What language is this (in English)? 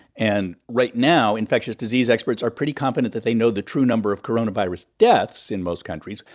English